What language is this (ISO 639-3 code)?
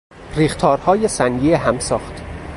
fas